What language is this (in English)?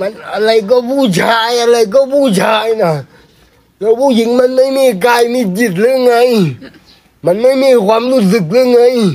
Thai